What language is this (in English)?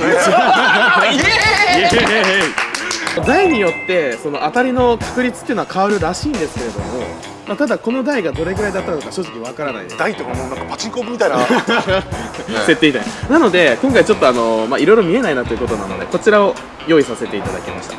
Japanese